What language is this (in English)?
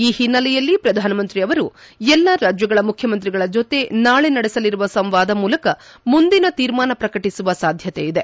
Kannada